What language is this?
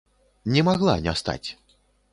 Belarusian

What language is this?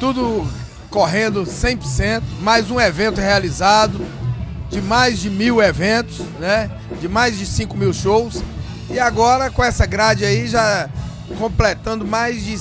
Portuguese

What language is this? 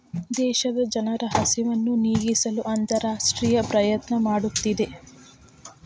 Kannada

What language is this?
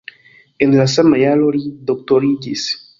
Esperanto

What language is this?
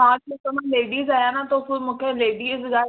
Sindhi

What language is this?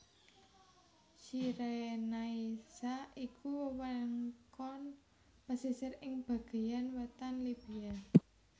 Javanese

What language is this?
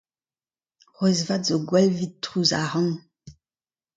Breton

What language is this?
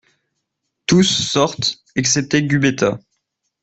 French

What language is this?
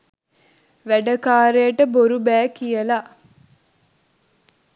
Sinhala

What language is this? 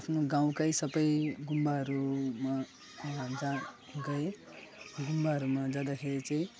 Nepali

